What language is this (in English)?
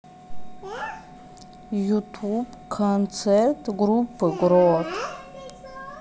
Russian